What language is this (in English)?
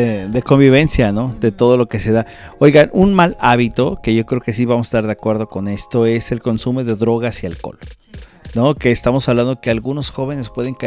Spanish